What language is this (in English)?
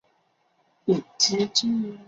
Chinese